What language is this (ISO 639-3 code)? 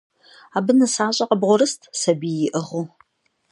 kbd